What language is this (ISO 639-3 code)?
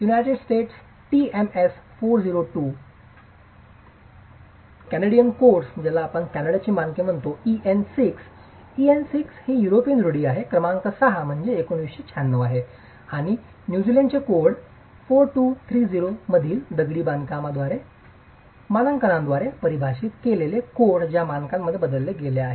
mar